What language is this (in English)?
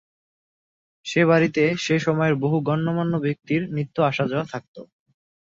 Bangla